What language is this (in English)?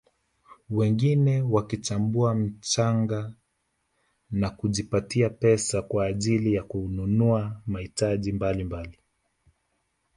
Swahili